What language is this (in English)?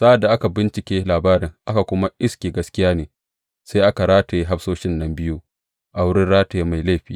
Hausa